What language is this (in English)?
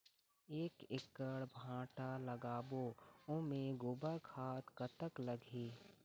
Chhattisgarhi